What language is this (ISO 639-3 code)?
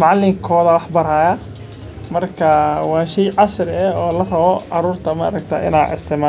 som